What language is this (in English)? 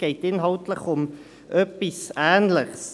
Swiss German